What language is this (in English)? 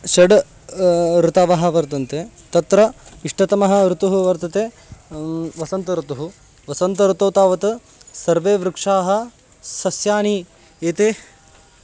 Sanskrit